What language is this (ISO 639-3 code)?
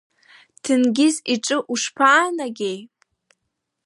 abk